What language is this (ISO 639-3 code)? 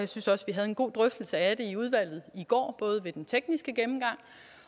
dan